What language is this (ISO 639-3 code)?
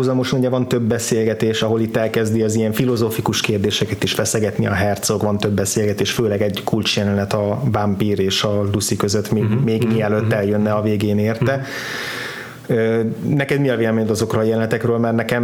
hun